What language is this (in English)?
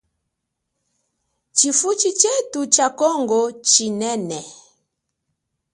Chokwe